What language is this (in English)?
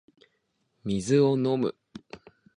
Japanese